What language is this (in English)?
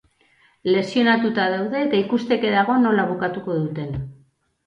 Basque